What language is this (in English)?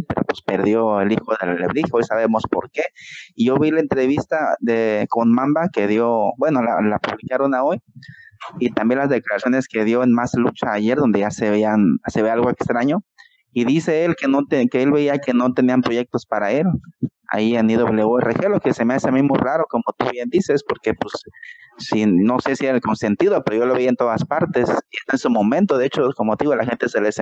Spanish